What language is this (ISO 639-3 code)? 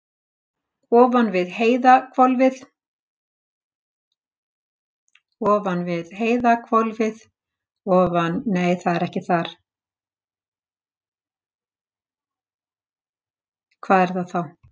isl